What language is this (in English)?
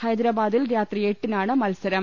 Malayalam